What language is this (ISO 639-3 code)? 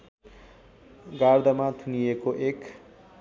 nep